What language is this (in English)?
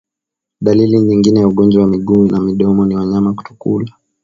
Swahili